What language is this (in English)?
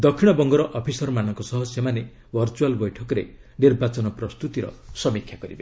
Odia